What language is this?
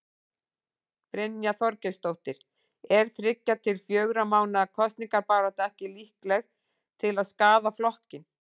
Icelandic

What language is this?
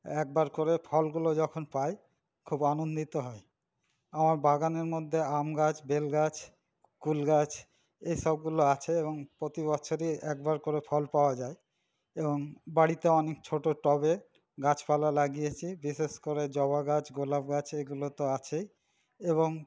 Bangla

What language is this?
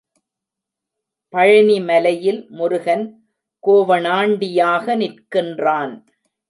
Tamil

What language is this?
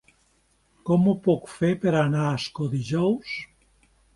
Catalan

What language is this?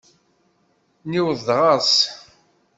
Kabyle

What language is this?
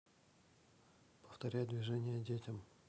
Russian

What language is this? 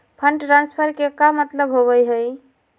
Magahi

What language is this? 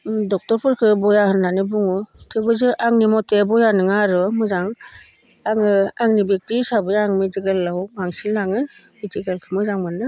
Bodo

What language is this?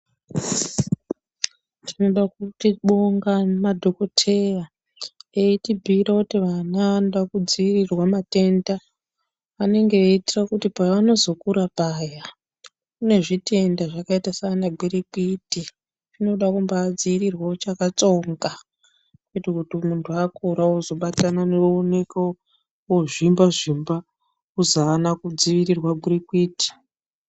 Ndau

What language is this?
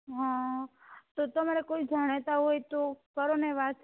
Gujarati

